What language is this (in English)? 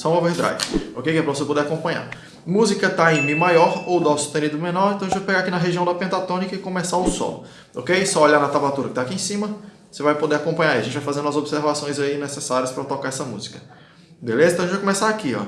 Portuguese